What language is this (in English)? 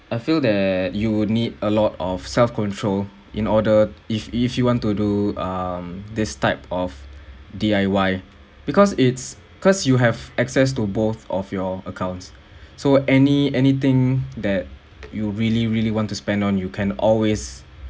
English